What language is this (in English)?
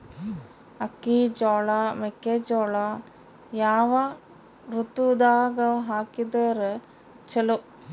Kannada